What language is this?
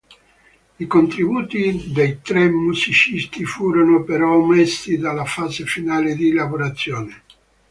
Italian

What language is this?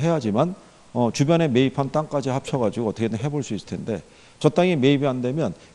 Korean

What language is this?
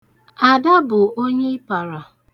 Igbo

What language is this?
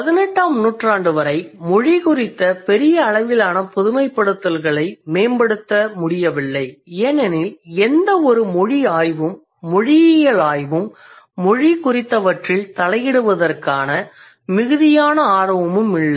Tamil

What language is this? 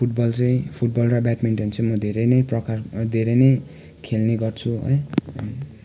Nepali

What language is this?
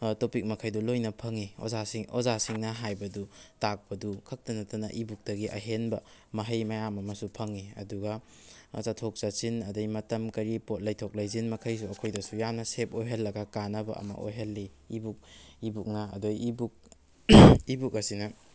Manipuri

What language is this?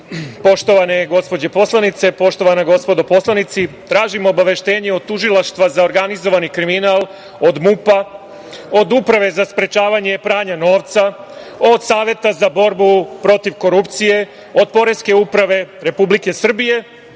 Serbian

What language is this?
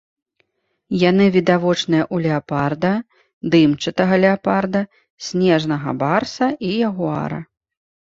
Belarusian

